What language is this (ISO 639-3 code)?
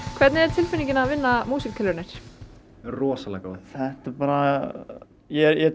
isl